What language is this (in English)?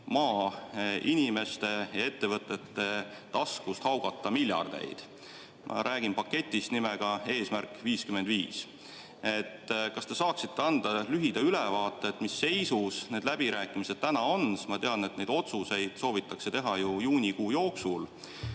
Estonian